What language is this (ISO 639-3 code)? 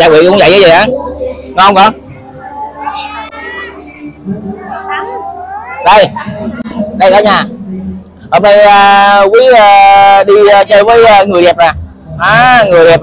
vie